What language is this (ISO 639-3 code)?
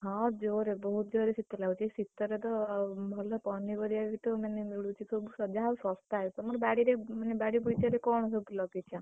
ori